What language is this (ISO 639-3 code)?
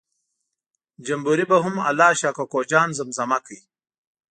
pus